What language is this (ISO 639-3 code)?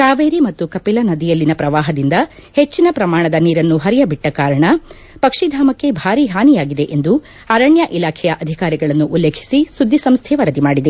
kan